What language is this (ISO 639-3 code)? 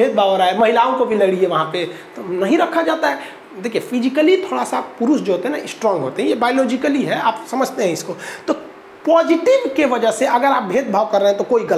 hin